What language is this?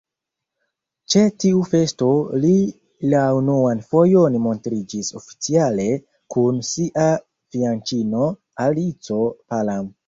Esperanto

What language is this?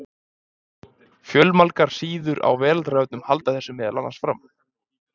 Icelandic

